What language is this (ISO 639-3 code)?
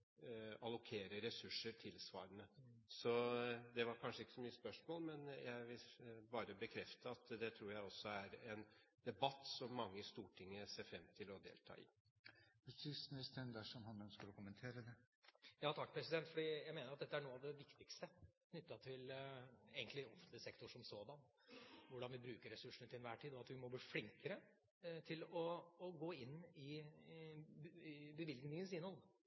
nor